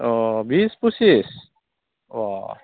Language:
Bodo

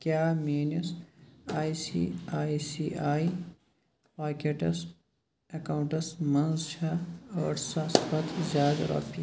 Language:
Kashmiri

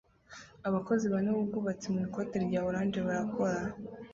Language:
Kinyarwanda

